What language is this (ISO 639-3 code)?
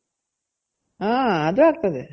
kan